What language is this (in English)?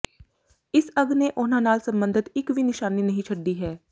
Punjabi